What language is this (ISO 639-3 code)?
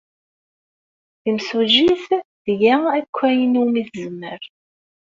kab